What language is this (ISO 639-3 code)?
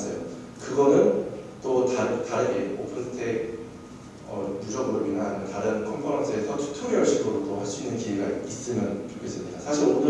kor